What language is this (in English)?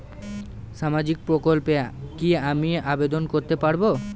Bangla